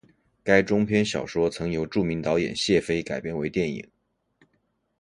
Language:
Chinese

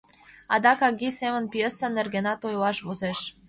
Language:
Mari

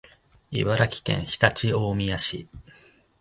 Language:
Japanese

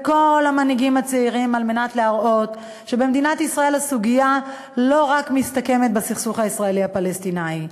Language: Hebrew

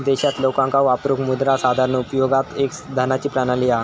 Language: Marathi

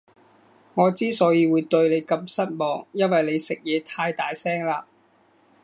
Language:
Cantonese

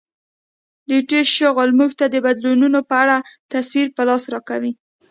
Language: Pashto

